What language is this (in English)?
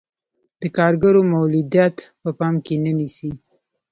Pashto